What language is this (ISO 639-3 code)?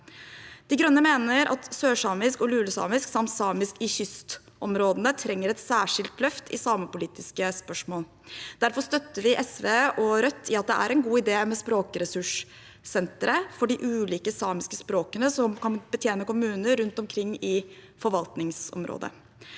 nor